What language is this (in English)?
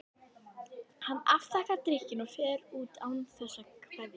Icelandic